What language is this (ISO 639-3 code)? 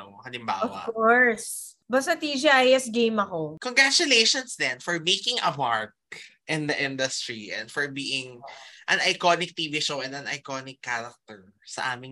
fil